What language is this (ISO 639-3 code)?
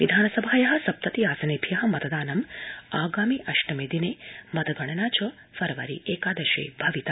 san